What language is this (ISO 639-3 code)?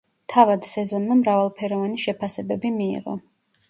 kat